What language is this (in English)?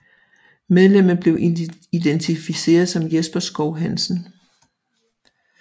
Danish